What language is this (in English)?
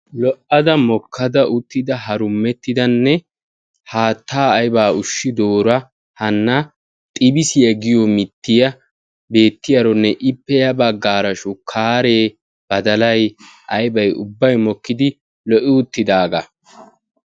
Wolaytta